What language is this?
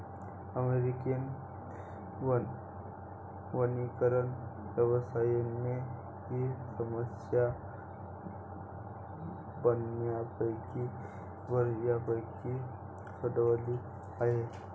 Marathi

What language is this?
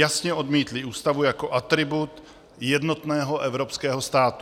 Czech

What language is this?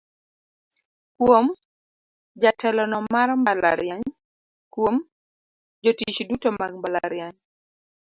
Luo (Kenya and Tanzania)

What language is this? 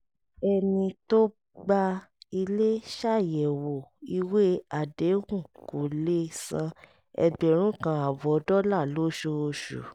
Yoruba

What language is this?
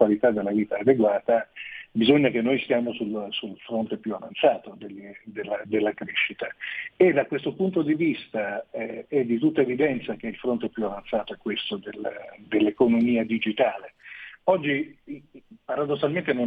Italian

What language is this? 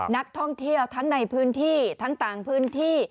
Thai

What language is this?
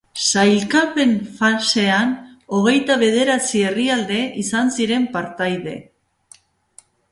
Basque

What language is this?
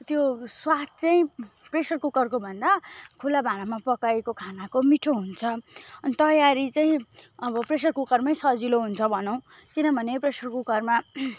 Nepali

